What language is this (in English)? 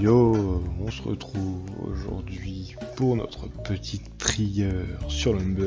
French